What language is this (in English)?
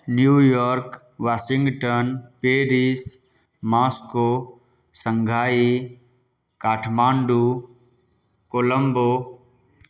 Maithili